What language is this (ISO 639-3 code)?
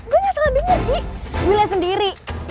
ind